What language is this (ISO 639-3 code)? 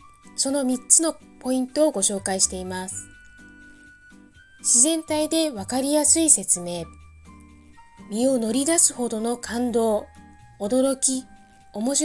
jpn